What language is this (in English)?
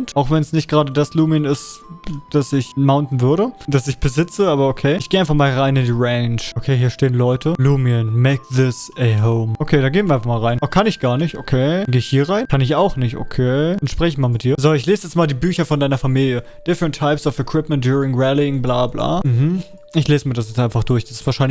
German